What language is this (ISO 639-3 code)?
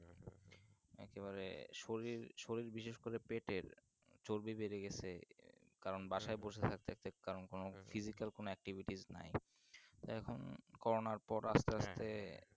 ben